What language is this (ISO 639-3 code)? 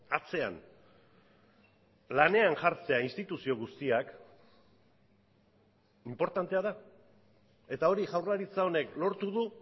eus